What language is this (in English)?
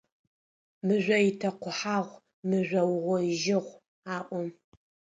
Adyghe